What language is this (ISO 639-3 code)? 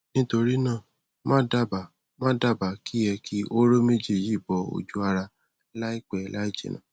yor